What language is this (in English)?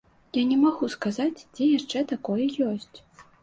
Belarusian